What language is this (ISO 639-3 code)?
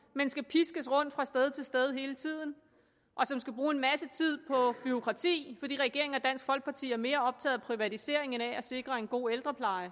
dan